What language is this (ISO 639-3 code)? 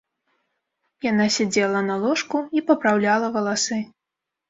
bel